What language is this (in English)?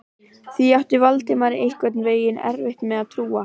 Icelandic